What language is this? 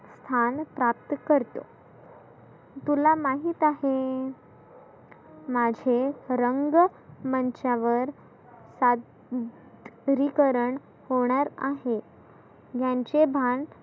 Marathi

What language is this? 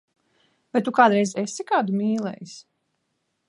Latvian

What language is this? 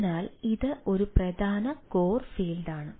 Malayalam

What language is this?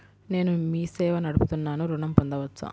Telugu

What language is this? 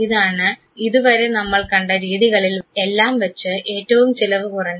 Malayalam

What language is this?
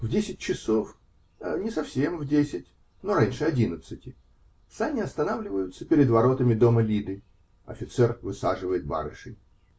Russian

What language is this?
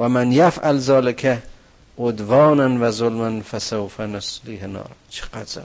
Persian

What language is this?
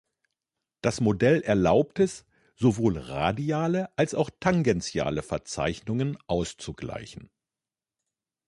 German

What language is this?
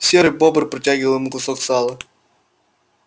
Russian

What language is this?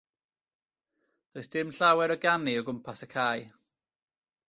Welsh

